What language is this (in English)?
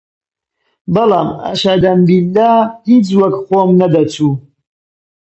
Central Kurdish